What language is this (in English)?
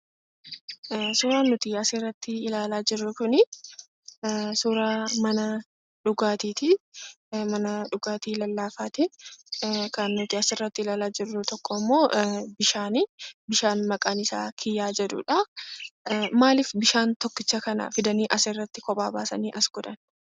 Oromo